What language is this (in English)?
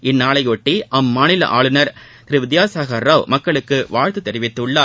Tamil